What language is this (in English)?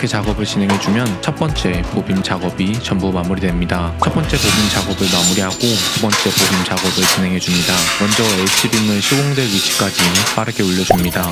Korean